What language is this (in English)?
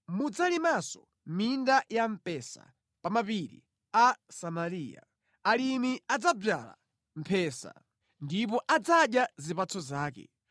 Nyanja